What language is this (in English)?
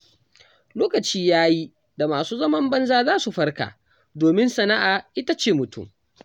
Hausa